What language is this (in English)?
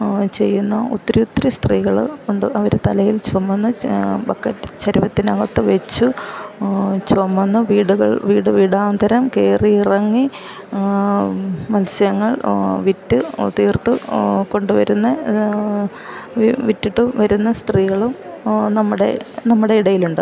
Malayalam